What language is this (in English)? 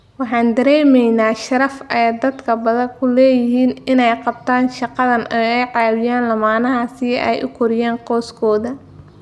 Somali